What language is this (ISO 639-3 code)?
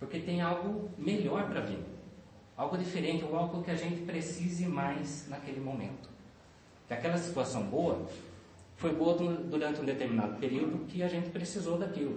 por